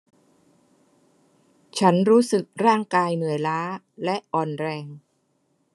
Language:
Thai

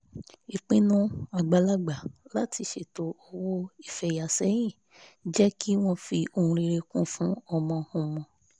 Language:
Yoruba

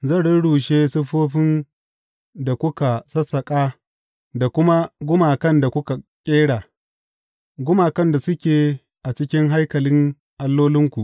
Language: Hausa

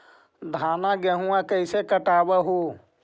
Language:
Magahi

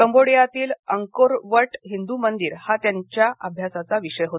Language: Marathi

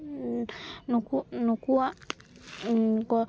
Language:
Santali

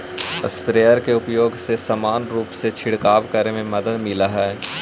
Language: Magahi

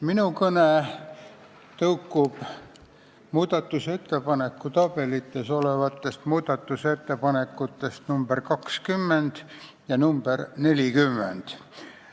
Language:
Estonian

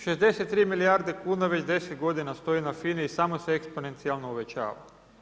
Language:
Croatian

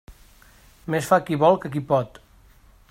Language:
Catalan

